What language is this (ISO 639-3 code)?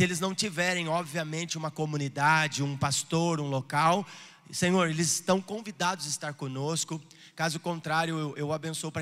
por